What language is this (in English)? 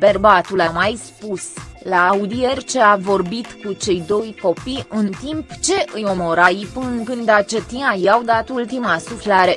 Romanian